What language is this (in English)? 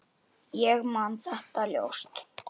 Icelandic